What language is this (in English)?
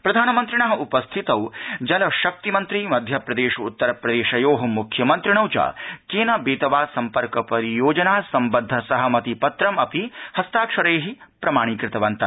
Sanskrit